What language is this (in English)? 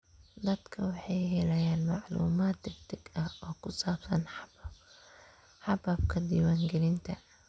Somali